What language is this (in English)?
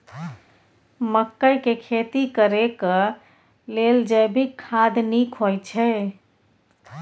Maithili